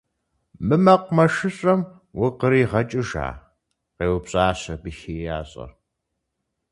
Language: Kabardian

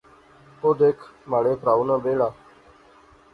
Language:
Pahari-Potwari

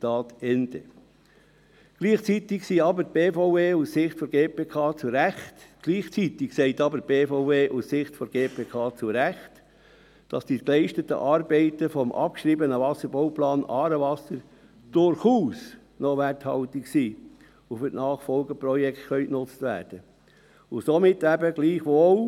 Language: Swiss German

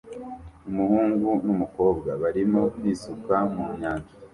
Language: Kinyarwanda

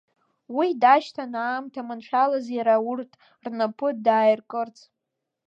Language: Abkhazian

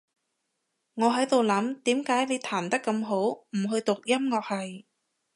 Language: Cantonese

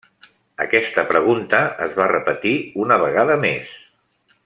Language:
Catalan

